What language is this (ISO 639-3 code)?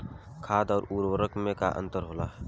bho